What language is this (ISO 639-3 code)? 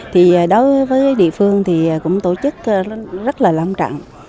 vie